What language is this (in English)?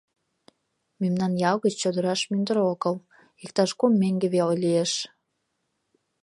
Mari